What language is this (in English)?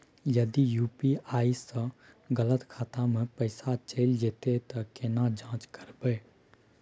Maithili